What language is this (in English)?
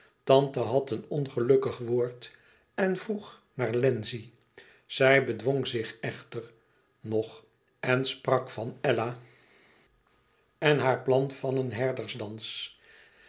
Dutch